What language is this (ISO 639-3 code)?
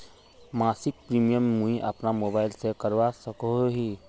mag